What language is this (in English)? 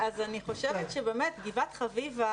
Hebrew